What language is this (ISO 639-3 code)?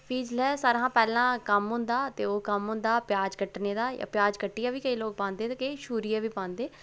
doi